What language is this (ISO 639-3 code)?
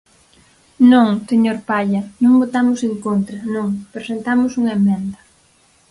glg